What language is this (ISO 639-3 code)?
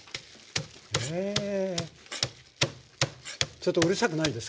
jpn